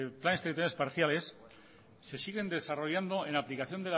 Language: Spanish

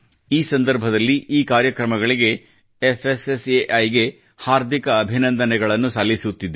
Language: Kannada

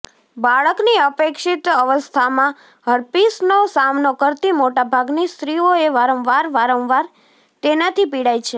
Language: Gujarati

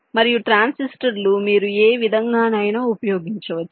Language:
Telugu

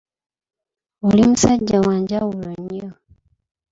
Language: Ganda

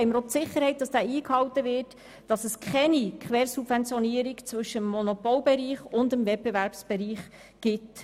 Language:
Swiss German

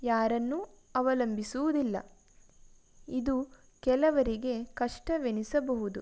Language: Kannada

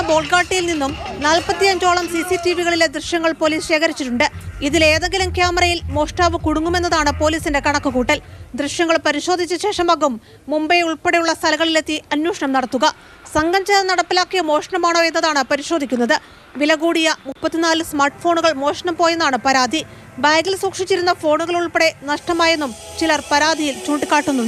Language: Hindi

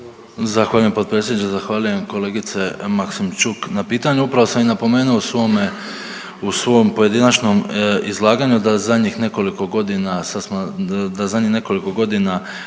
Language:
Croatian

